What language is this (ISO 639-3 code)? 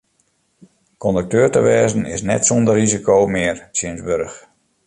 fry